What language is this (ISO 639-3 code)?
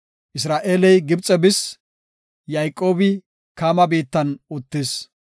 gof